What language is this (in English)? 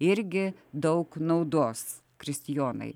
Lithuanian